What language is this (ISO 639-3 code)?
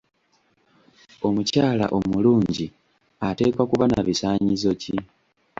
lug